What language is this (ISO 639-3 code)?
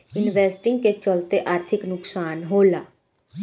bho